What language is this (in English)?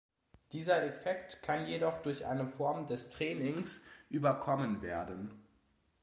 German